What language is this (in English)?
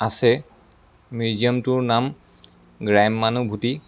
Assamese